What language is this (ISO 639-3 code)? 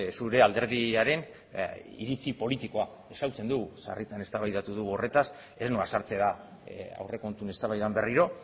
eus